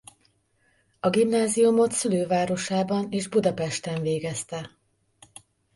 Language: Hungarian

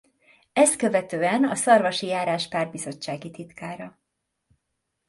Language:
Hungarian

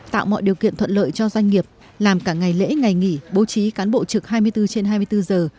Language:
Vietnamese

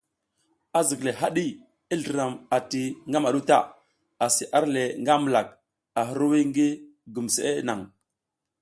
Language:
South Giziga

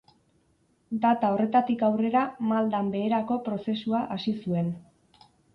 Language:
Basque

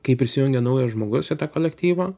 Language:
Lithuanian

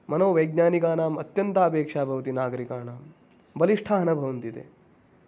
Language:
Sanskrit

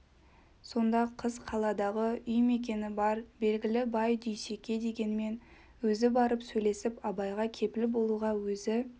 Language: Kazakh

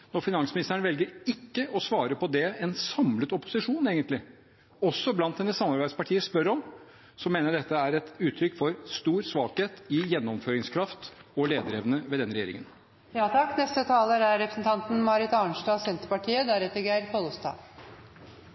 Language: Norwegian Bokmål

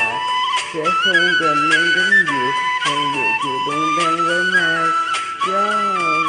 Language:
Vietnamese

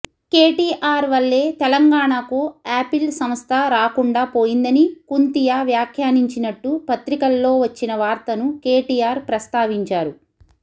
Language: Telugu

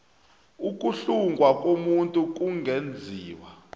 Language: South Ndebele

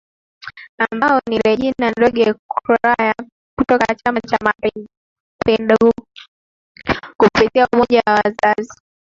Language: Swahili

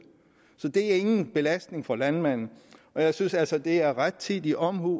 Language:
Danish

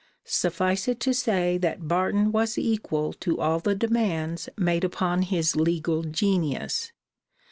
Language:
English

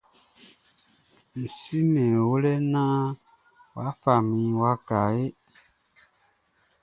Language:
Baoulé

